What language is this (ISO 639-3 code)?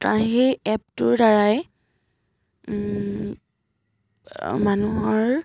asm